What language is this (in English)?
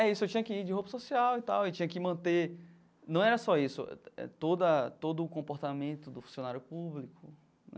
Portuguese